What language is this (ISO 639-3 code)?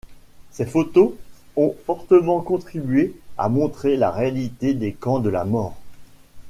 fra